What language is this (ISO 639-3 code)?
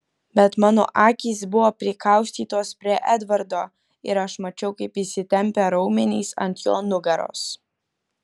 lit